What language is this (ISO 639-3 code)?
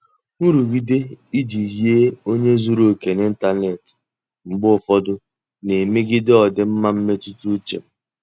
ibo